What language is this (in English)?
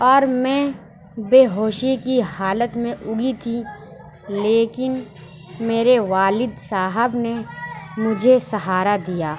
Urdu